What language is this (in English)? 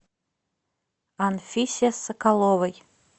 Russian